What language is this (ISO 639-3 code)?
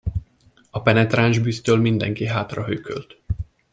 hun